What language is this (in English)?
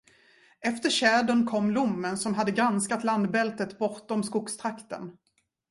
Swedish